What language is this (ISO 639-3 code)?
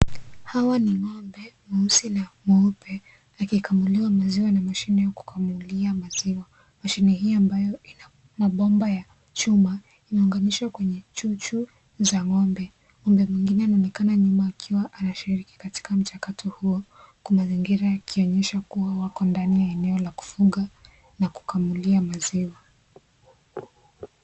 swa